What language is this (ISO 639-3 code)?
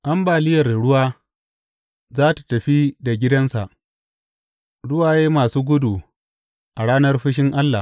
hau